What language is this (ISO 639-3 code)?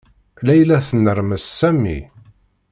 kab